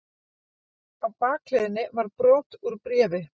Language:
Icelandic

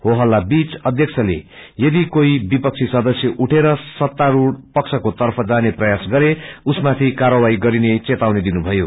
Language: Nepali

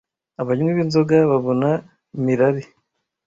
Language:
Kinyarwanda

